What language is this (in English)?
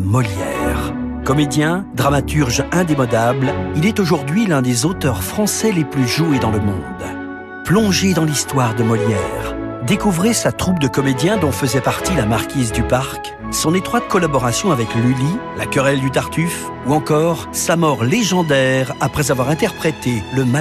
French